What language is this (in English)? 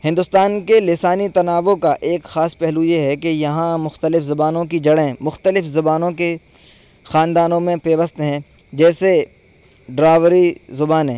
Urdu